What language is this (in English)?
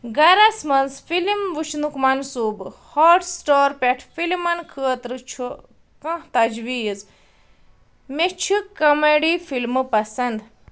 Kashmiri